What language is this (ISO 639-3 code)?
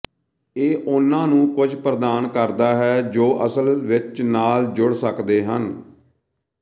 pan